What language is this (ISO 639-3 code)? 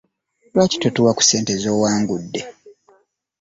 lug